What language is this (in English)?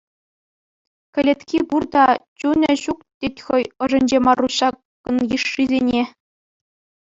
Chuvash